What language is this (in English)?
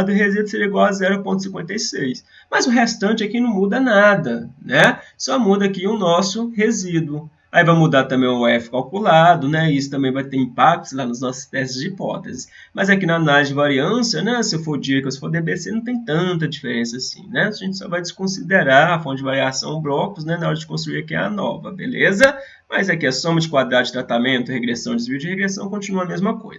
Portuguese